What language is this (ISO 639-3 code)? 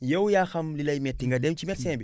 wol